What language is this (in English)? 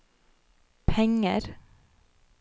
Norwegian